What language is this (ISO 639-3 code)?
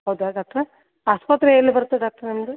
kan